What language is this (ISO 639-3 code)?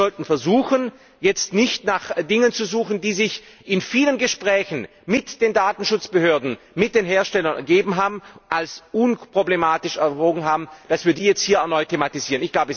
deu